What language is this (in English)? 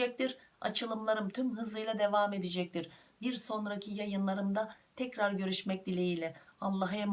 Turkish